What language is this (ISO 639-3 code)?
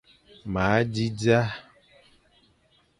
fan